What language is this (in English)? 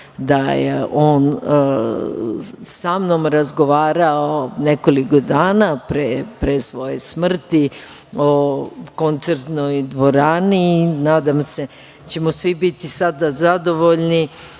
Serbian